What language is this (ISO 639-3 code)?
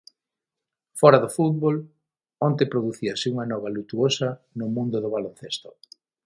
glg